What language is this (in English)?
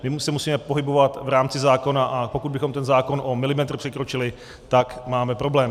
Czech